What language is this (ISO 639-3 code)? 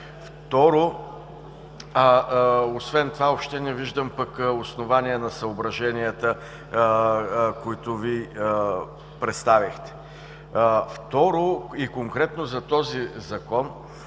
bul